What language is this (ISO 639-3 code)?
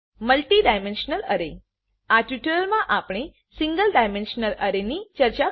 guj